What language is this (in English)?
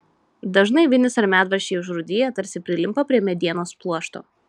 Lithuanian